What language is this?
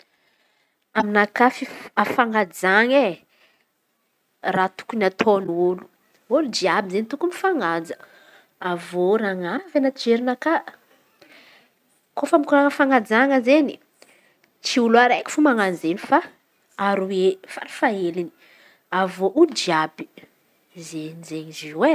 Antankarana Malagasy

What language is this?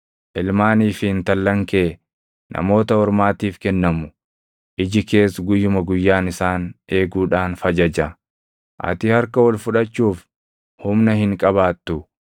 Oromo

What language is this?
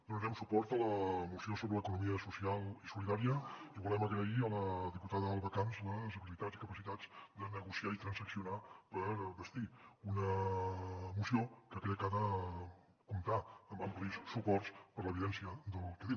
Catalan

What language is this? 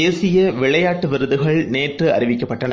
Tamil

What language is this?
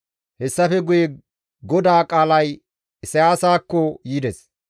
Gamo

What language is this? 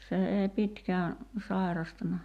Finnish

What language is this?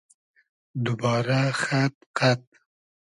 Hazaragi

